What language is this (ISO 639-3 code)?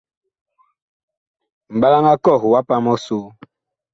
bkh